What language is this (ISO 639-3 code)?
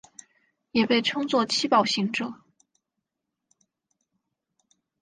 zho